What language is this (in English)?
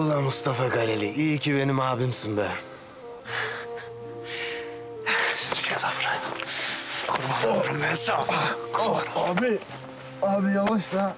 Turkish